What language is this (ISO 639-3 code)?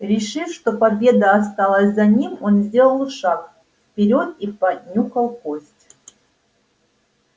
rus